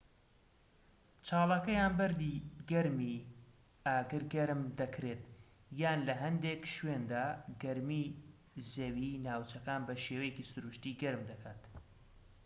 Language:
Central Kurdish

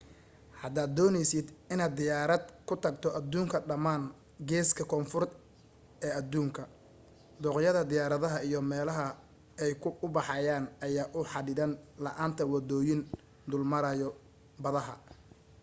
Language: Somali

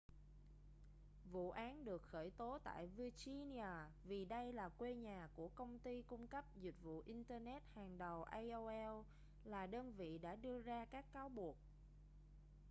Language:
Vietnamese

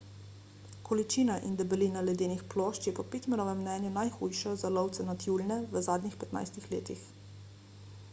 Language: Slovenian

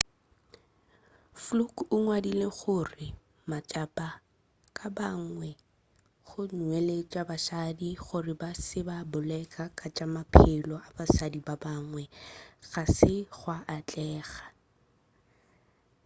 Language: Northern Sotho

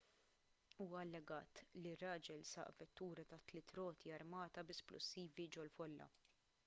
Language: Maltese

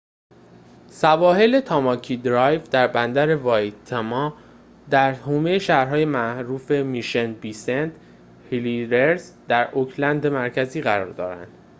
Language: Persian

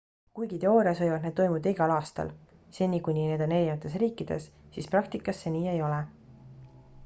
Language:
Estonian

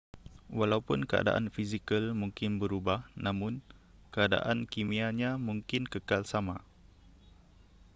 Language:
Malay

